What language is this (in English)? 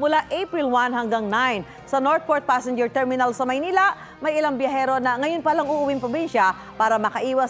Filipino